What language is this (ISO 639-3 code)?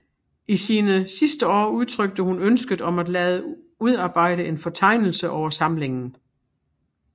dan